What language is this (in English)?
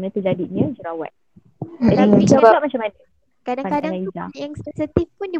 Malay